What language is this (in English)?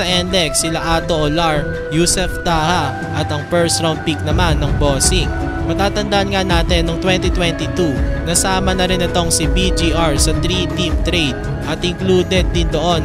Filipino